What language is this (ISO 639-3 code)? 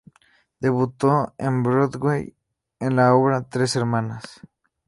spa